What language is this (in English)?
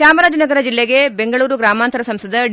Kannada